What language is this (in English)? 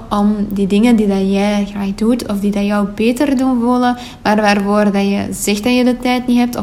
Dutch